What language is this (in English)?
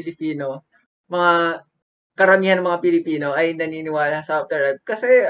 Filipino